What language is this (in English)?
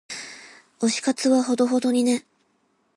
Japanese